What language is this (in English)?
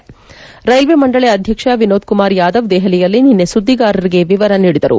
Kannada